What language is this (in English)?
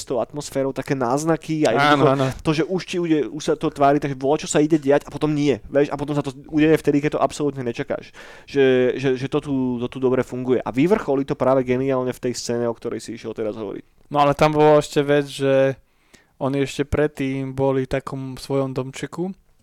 Slovak